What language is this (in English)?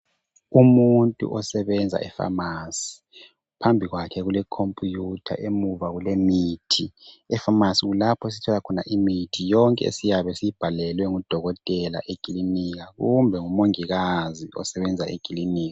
North Ndebele